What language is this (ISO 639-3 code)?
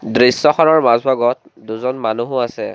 asm